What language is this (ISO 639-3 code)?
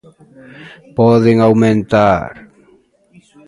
glg